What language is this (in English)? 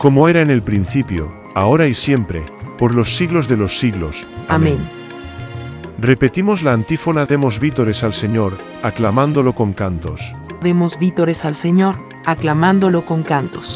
Spanish